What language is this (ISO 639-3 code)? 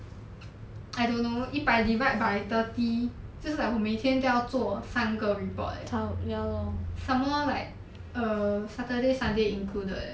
eng